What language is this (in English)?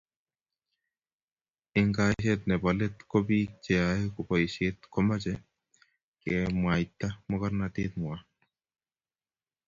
Kalenjin